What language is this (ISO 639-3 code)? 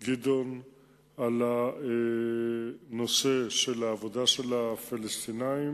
heb